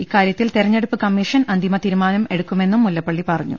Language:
Malayalam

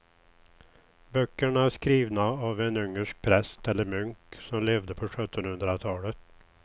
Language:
Swedish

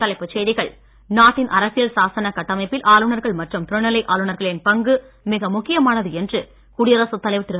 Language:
Tamil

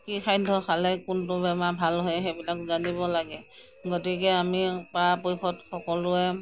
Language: Assamese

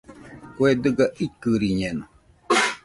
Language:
Nüpode Huitoto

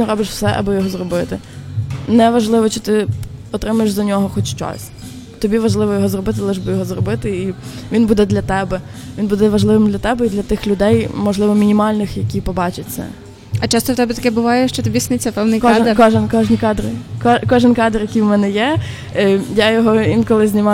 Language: Ukrainian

